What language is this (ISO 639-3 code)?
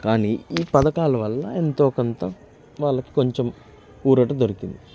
tel